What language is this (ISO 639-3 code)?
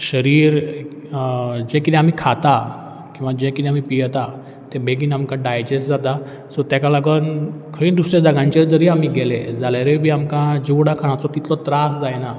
kok